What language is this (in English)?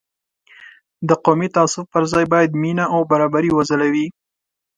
Pashto